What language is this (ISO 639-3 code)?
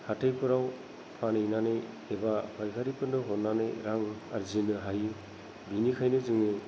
brx